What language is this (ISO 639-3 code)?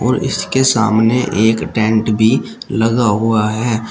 hin